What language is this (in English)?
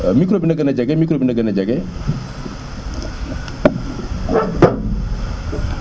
Wolof